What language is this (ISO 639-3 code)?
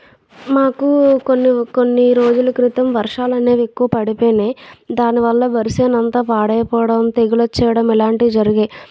tel